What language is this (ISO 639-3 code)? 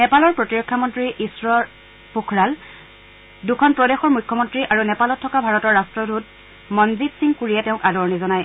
asm